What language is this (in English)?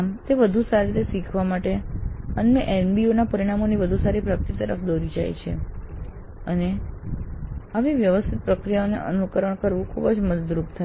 Gujarati